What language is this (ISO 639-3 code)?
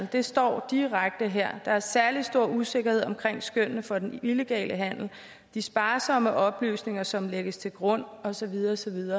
dan